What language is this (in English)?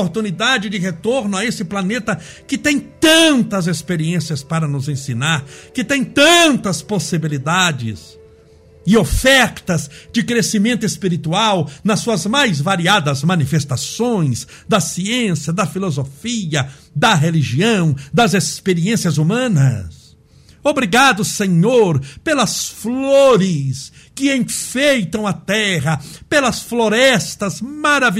Portuguese